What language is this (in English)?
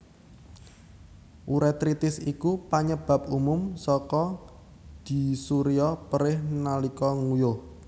Javanese